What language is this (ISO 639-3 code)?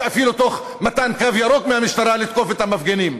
heb